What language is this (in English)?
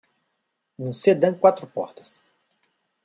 Portuguese